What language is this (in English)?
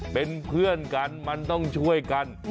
Thai